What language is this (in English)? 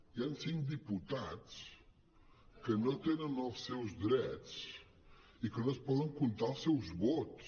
Catalan